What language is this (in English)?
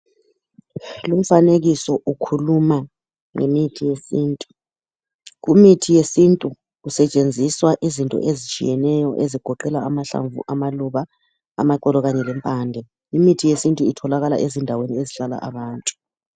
North Ndebele